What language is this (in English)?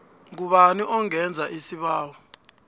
South Ndebele